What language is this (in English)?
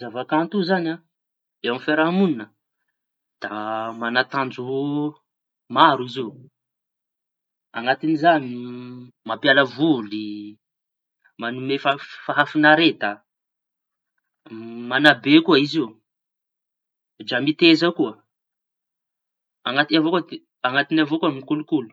Tanosy Malagasy